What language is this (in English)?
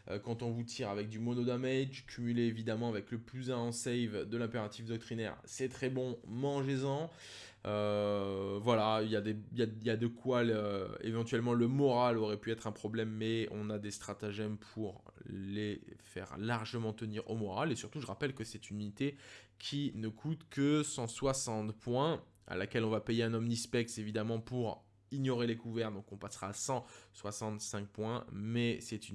French